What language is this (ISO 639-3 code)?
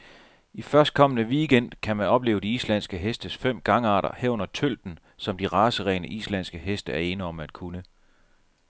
dan